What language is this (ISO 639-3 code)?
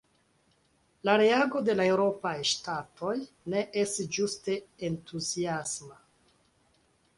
epo